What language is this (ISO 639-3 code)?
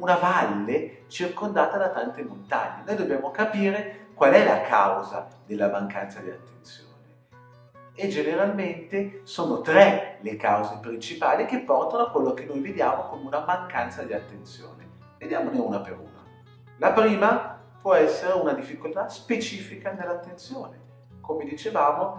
ita